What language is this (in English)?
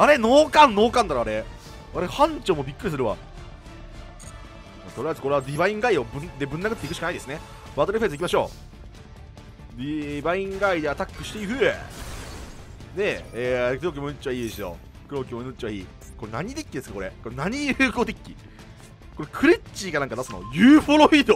Japanese